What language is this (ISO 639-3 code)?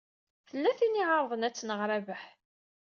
kab